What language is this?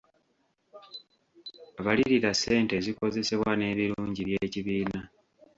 Ganda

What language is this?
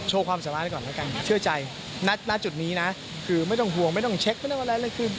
Thai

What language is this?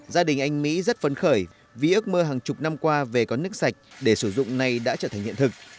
Vietnamese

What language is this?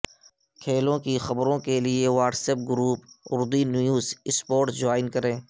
Urdu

